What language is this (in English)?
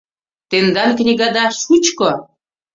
Mari